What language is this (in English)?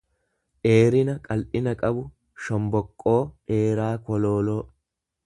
Oromo